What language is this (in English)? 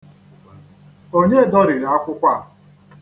Igbo